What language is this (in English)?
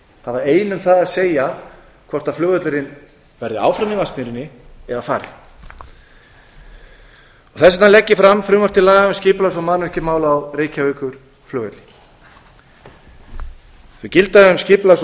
Icelandic